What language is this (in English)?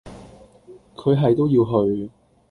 Cantonese